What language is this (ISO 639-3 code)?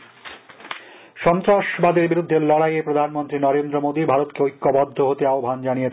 ben